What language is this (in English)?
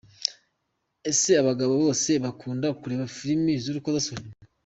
Kinyarwanda